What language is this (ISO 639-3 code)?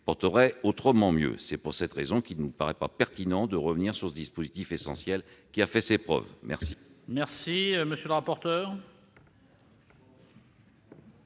fra